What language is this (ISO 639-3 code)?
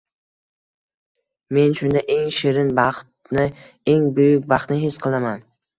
uzb